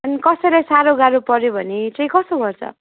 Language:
Nepali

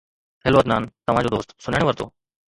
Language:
Sindhi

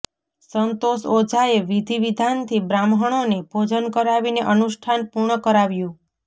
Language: Gujarati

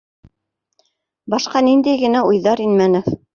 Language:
Bashkir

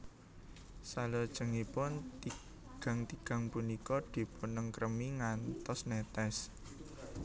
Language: Javanese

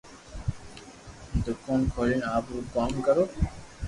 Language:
Loarki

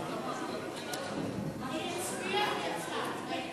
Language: Hebrew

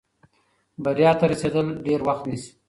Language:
Pashto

